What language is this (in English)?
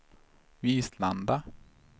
Swedish